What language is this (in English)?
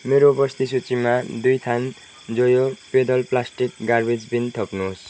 Nepali